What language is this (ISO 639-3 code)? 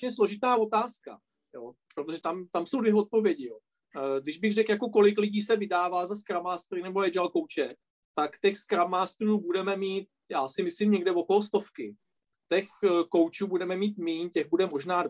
ces